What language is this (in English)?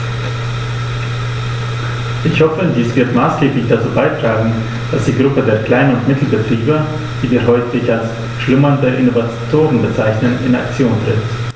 German